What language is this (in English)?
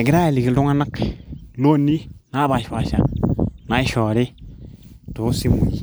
Masai